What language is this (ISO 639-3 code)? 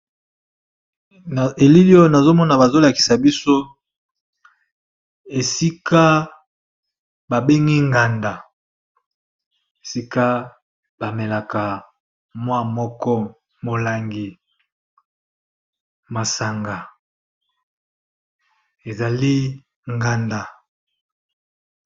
lin